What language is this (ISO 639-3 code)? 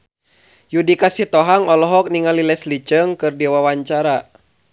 sun